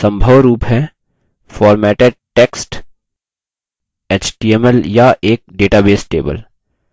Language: Hindi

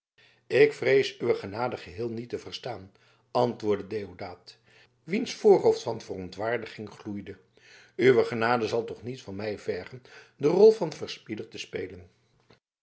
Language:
Dutch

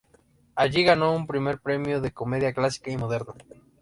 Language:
Spanish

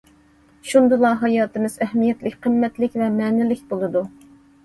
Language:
Uyghur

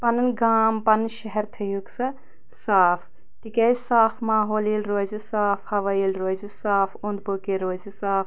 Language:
Kashmiri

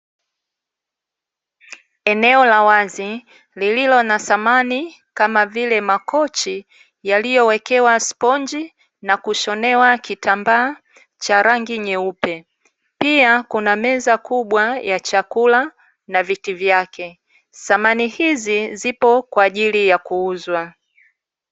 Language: Swahili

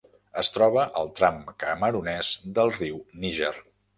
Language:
Catalan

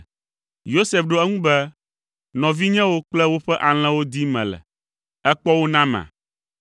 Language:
Ewe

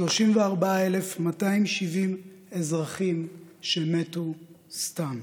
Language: Hebrew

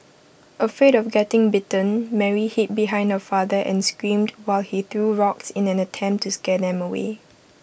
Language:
English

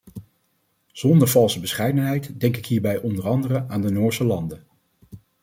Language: Dutch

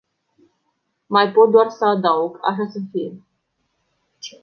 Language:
Romanian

